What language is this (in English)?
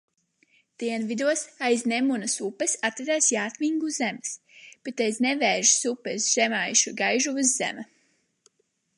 Latvian